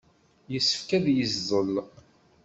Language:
Kabyle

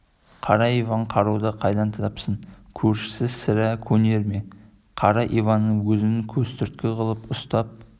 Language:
Kazakh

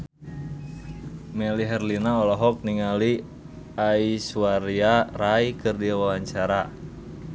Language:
Sundanese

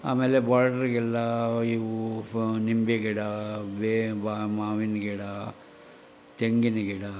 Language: Kannada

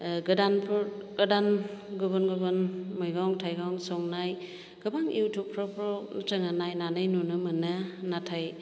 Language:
Bodo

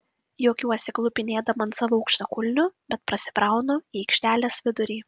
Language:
Lithuanian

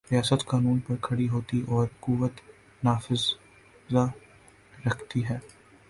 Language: Urdu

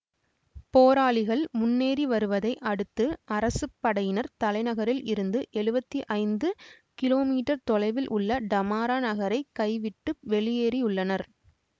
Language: Tamil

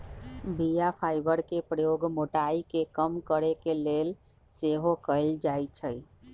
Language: Magahi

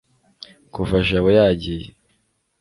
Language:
Kinyarwanda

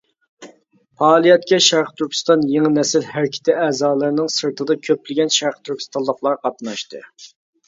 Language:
Uyghur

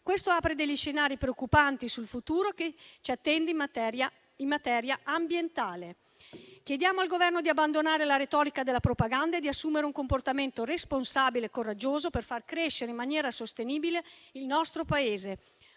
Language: Italian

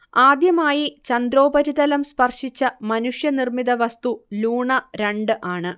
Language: Malayalam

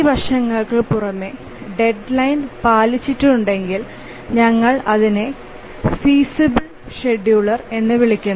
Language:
Malayalam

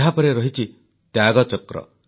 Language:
Odia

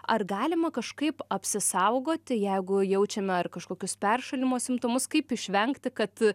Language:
Lithuanian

